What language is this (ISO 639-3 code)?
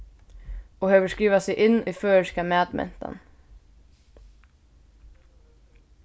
fao